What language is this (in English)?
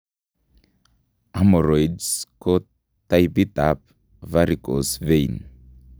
Kalenjin